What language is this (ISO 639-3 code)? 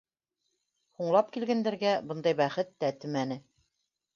bak